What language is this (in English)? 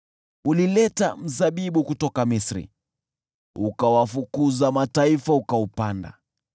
Swahili